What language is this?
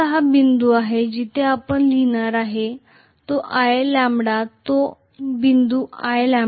Marathi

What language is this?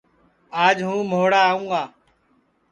Sansi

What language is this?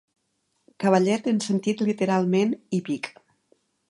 Catalan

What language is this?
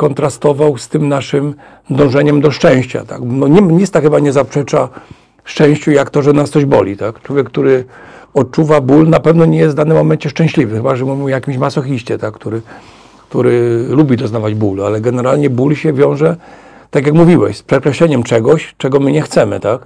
Polish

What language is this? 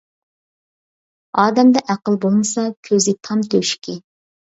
Uyghur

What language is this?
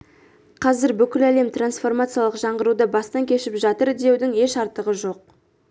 Kazakh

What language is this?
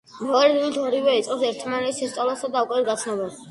Georgian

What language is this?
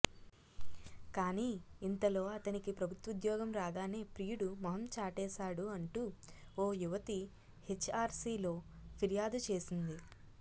Telugu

